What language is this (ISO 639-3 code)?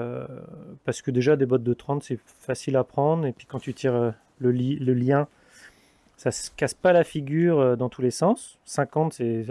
fra